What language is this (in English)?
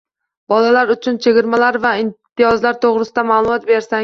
Uzbek